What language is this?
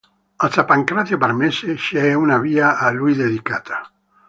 Italian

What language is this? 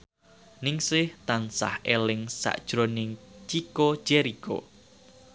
Javanese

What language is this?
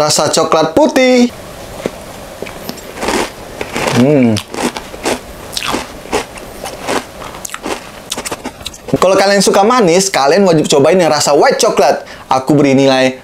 Indonesian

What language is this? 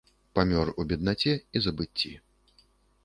Belarusian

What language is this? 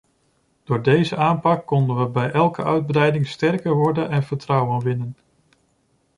Dutch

